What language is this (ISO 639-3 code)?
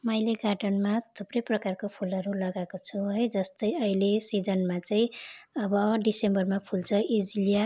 nep